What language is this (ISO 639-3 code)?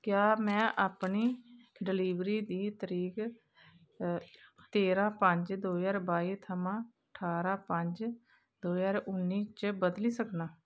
doi